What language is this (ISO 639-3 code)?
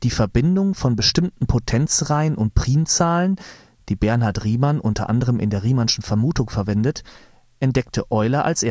deu